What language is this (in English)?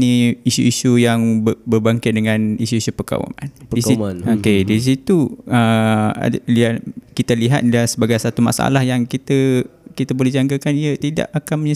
Malay